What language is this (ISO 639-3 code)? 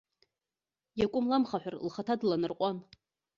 abk